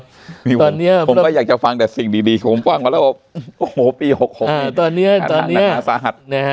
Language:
Thai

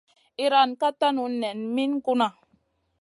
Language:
Masana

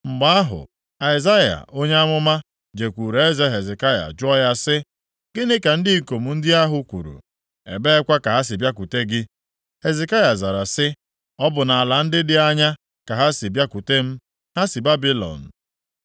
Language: Igbo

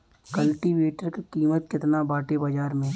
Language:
Bhojpuri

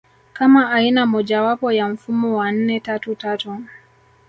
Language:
Swahili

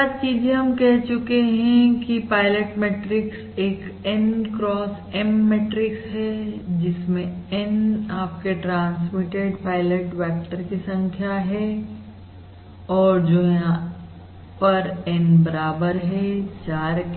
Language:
Hindi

